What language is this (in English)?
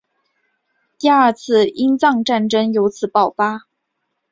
Chinese